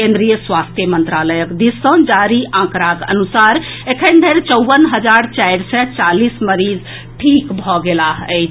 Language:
Maithili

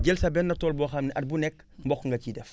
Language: Wolof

